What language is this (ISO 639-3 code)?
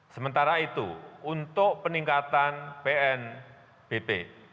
ind